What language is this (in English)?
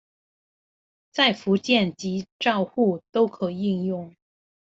Chinese